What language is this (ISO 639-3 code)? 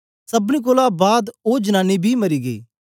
doi